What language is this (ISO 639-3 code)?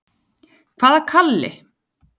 isl